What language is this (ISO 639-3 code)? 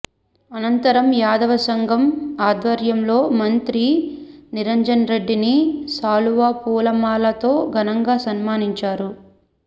tel